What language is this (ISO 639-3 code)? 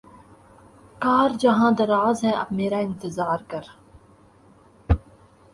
urd